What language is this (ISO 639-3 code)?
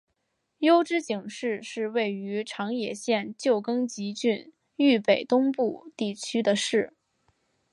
zho